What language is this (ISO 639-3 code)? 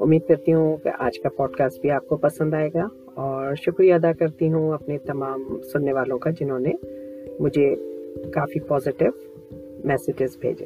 urd